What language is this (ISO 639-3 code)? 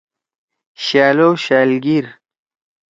trw